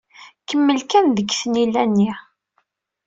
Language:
Kabyle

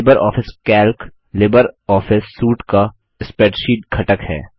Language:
Hindi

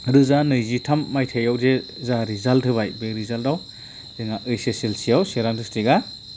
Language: Bodo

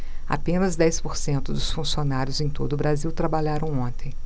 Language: Portuguese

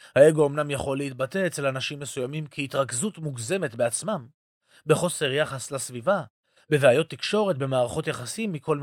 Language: Hebrew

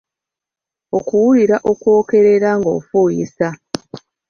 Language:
Ganda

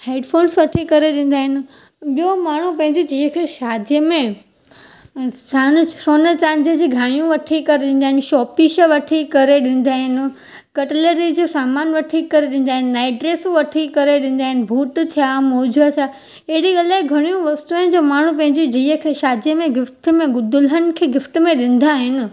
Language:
Sindhi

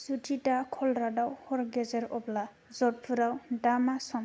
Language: Bodo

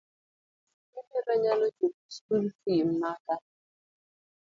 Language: Luo (Kenya and Tanzania)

